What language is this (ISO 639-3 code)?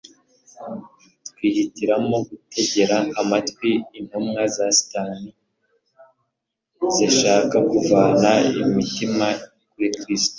kin